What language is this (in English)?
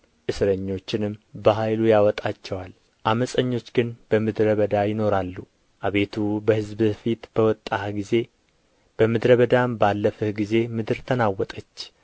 Amharic